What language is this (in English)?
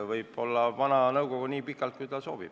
Estonian